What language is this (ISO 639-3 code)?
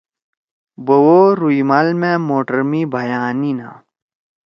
trw